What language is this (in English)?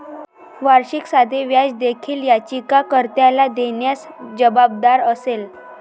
Marathi